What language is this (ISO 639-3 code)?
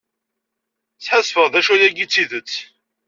kab